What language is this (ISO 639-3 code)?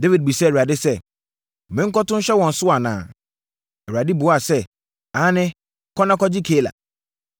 aka